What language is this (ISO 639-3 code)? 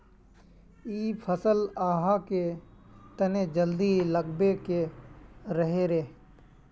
mag